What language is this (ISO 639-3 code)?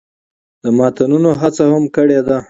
pus